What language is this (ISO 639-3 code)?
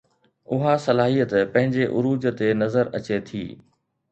snd